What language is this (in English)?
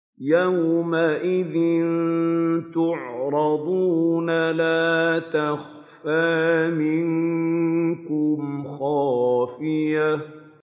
Arabic